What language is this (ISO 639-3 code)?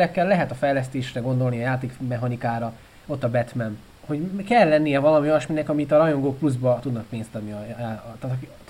hun